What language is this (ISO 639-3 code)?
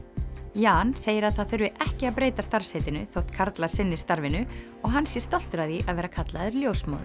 isl